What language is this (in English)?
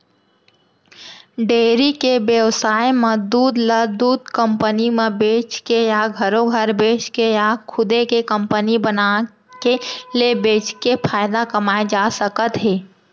Chhattisgarhi